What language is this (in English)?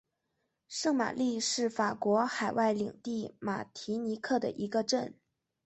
Chinese